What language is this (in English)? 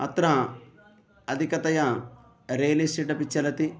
Sanskrit